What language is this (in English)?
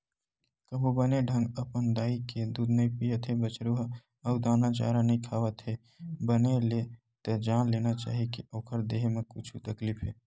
Chhattisgarhi